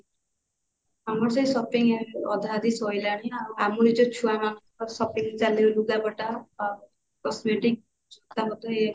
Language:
Odia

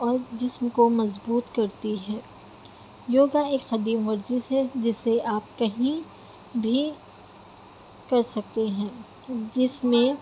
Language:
Urdu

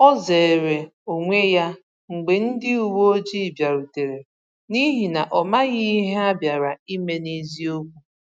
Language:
Igbo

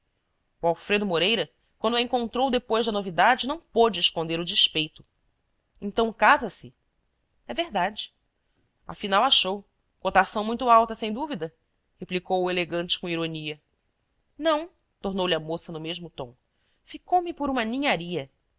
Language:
Portuguese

